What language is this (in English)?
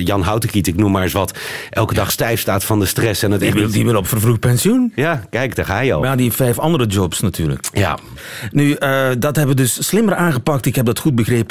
Dutch